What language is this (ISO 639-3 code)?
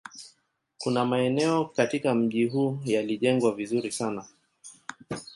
swa